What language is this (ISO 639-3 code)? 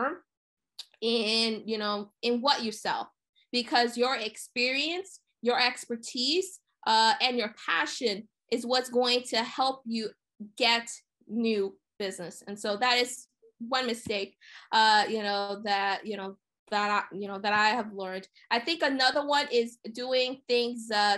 eng